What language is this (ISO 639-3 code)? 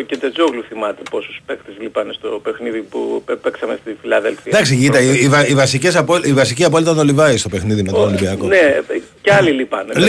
ell